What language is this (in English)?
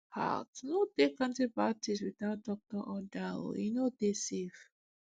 Nigerian Pidgin